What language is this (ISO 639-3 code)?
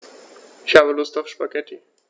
deu